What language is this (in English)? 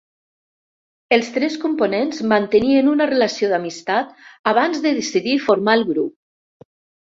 Catalan